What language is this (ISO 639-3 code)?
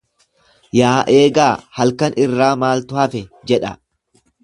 orm